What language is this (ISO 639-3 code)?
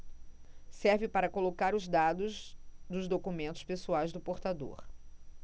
por